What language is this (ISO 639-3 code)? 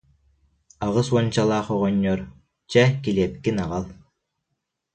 sah